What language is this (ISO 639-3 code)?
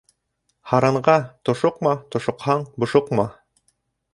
bak